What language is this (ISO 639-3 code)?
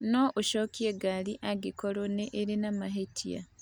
kik